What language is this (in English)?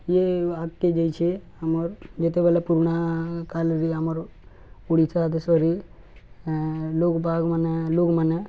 Odia